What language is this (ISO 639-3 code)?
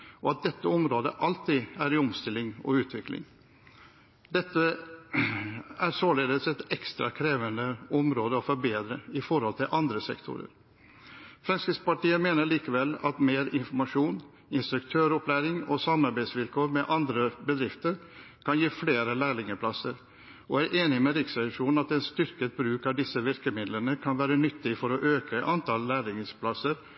nob